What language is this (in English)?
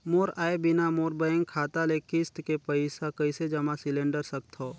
Chhattisgarhi